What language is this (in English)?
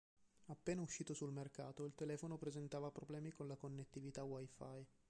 Italian